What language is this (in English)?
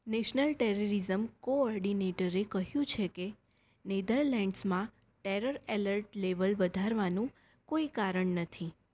Gujarati